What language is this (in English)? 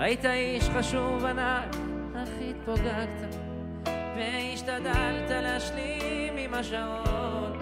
Hebrew